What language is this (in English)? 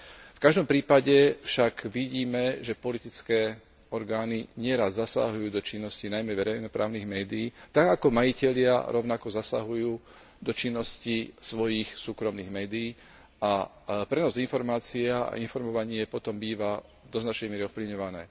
Slovak